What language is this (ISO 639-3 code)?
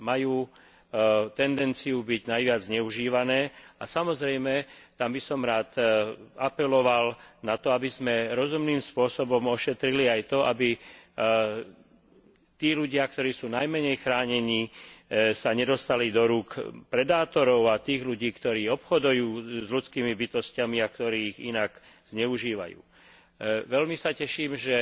slk